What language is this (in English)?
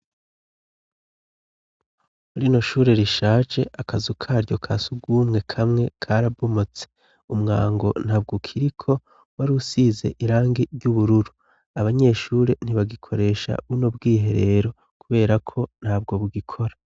Rundi